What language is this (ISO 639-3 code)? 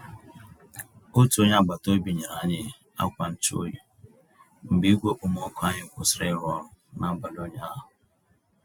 ibo